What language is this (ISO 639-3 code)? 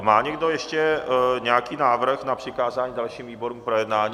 ces